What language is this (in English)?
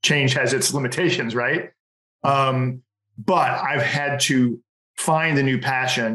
English